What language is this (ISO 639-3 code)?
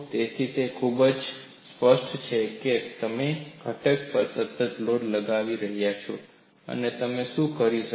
guj